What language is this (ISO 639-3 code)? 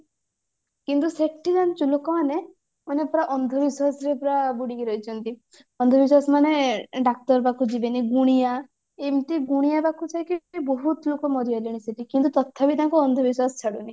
ori